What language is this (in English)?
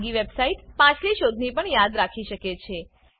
Gujarati